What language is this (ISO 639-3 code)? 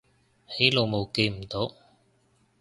yue